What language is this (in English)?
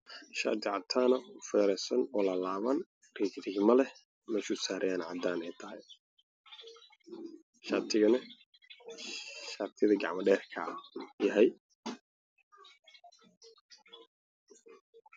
Somali